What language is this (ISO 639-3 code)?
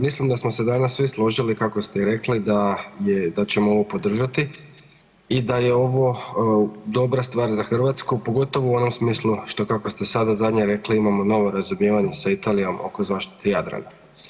hrv